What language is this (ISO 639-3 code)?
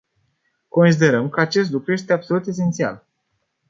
ron